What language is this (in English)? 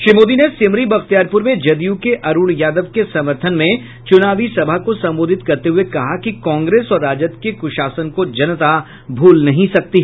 Hindi